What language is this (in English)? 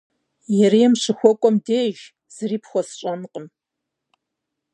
Kabardian